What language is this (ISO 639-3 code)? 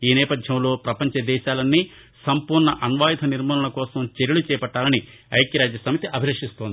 tel